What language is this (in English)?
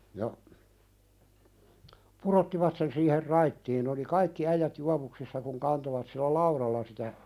Finnish